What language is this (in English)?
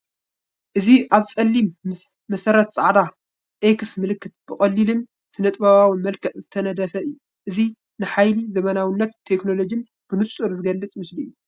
Tigrinya